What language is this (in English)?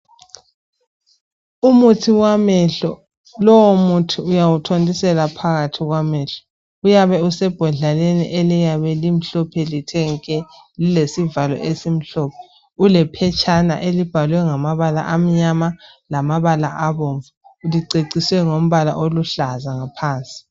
North Ndebele